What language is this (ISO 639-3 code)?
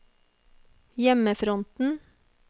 nor